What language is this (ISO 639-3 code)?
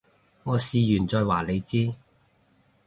yue